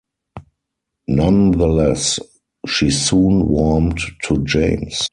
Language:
English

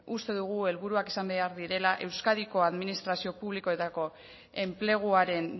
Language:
Basque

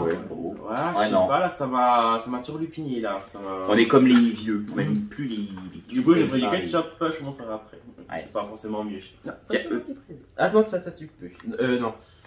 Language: French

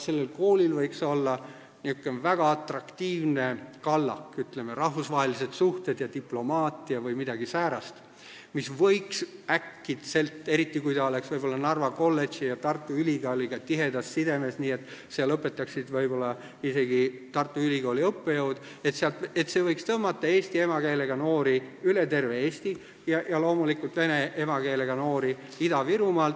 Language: Estonian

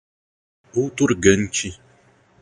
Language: Portuguese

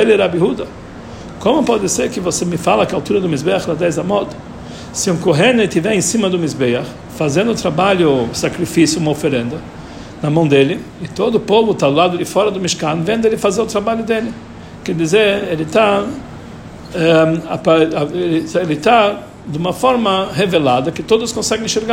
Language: Portuguese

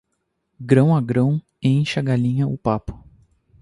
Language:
Portuguese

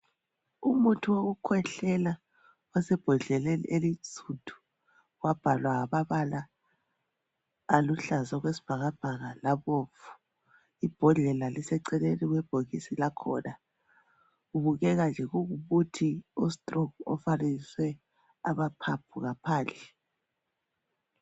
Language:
North Ndebele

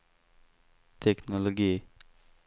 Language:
Swedish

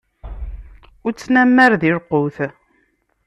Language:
Kabyle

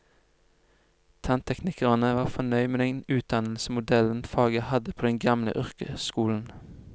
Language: Norwegian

